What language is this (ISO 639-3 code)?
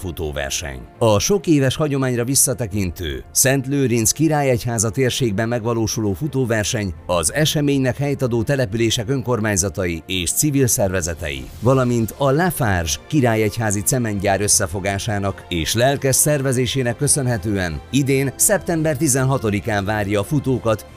hun